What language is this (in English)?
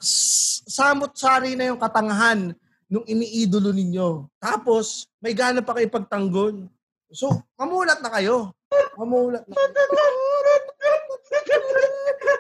Filipino